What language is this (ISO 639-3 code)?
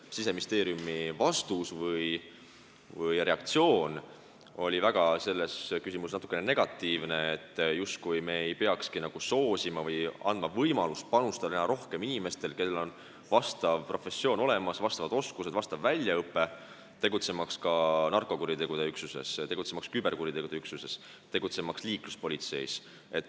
est